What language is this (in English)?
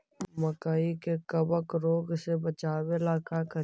Magahi